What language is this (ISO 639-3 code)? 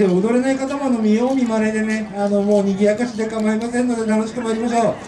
jpn